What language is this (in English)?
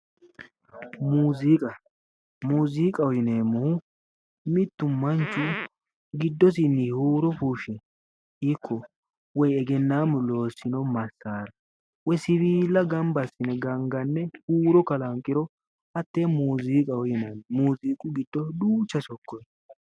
Sidamo